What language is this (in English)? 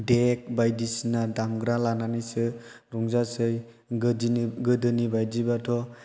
Bodo